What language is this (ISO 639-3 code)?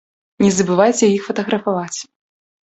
bel